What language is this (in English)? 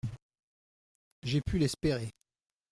French